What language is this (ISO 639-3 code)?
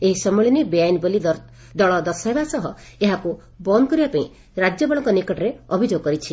ori